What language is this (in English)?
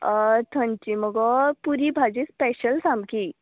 Konkani